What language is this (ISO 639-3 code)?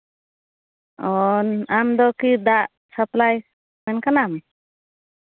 sat